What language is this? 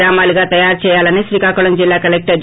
Telugu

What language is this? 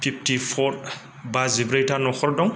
Bodo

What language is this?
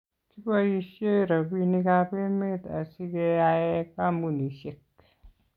Kalenjin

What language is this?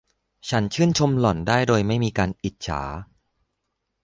Thai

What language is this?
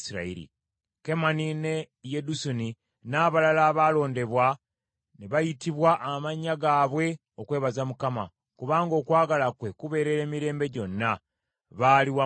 Ganda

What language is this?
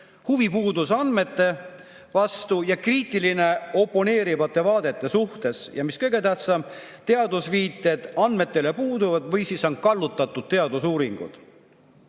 Estonian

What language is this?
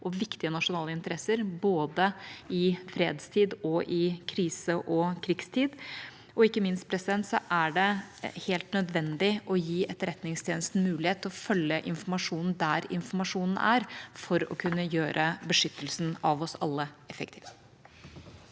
Norwegian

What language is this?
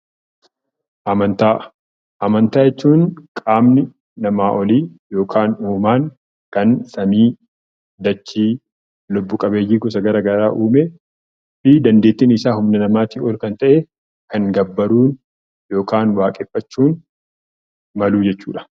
Oromo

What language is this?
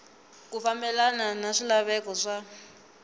Tsonga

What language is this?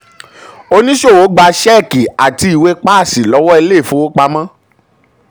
Yoruba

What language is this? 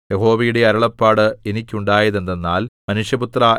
Malayalam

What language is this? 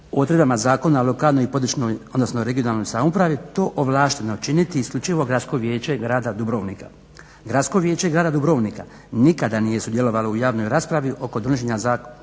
Croatian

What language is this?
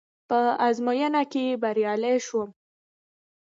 Pashto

